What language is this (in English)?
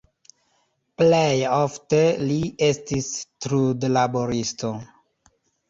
Esperanto